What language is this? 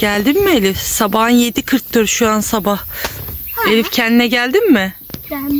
Turkish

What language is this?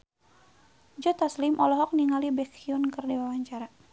Sundanese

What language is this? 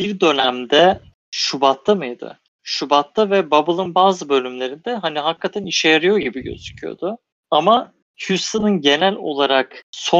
Turkish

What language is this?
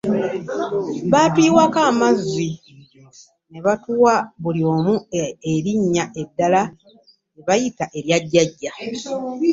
Ganda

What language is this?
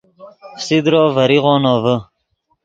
Yidgha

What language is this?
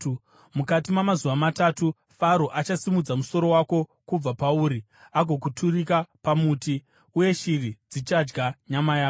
Shona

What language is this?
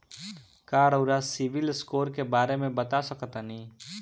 Bhojpuri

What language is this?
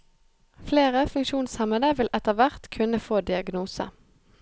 Norwegian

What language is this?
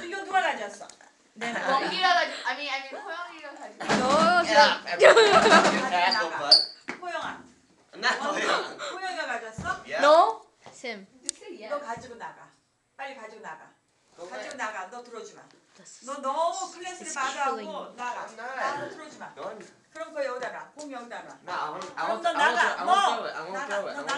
Korean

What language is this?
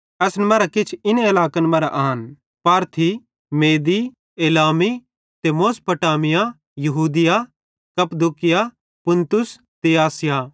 Bhadrawahi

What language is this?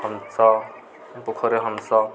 Odia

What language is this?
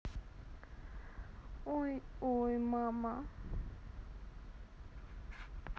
Russian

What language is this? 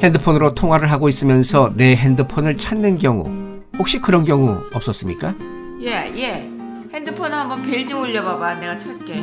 Korean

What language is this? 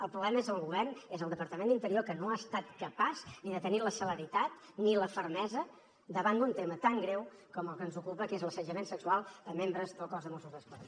Catalan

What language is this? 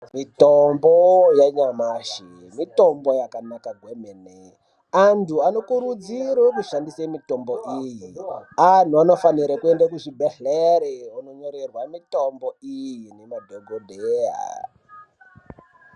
Ndau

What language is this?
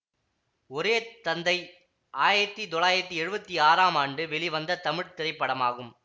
Tamil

